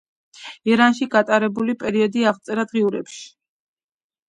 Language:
Georgian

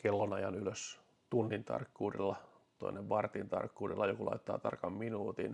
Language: Finnish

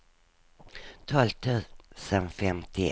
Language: Swedish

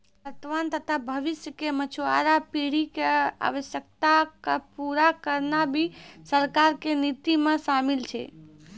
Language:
Maithili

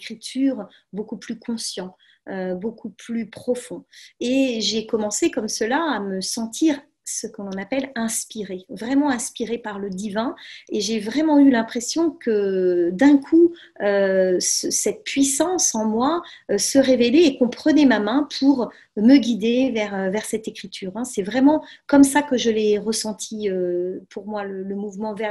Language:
French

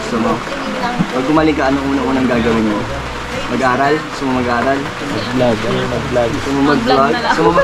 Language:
Filipino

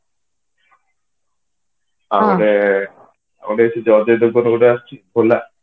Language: Odia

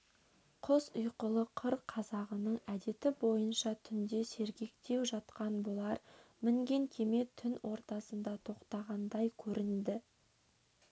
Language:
Kazakh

